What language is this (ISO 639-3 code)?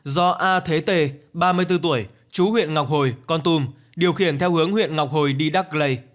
vie